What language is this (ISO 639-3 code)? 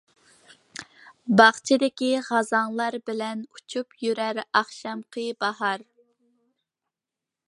uig